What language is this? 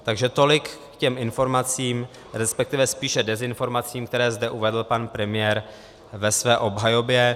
Czech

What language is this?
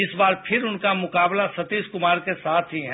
Hindi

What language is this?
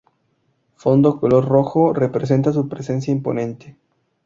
Spanish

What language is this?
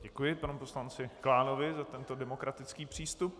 Czech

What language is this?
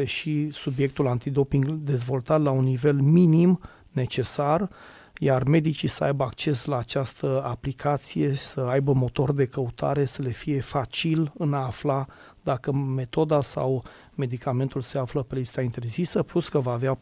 Romanian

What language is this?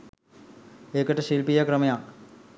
Sinhala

